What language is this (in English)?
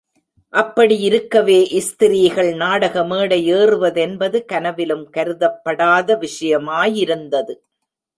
Tamil